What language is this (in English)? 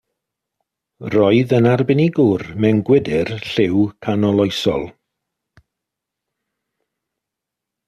Welsh